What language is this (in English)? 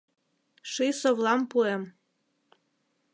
Mari